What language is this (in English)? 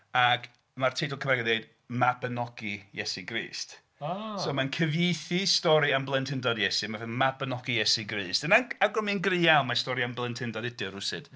Welsh